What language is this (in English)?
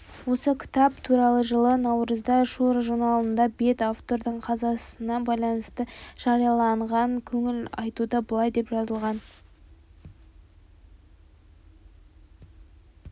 Kazakh